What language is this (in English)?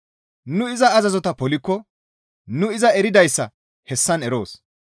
Gamo